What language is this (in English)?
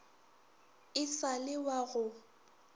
Northern Sotho